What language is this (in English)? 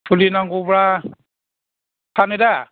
Bodo